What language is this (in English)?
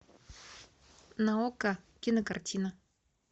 Russian